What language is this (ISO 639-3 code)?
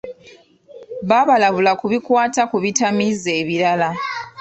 lug